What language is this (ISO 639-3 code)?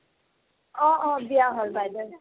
asm